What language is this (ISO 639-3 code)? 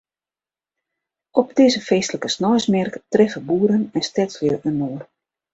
fry